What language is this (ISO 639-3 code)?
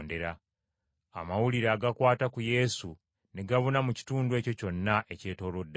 lug